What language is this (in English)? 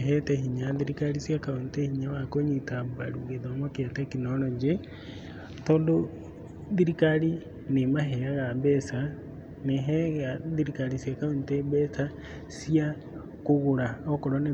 Kikuyu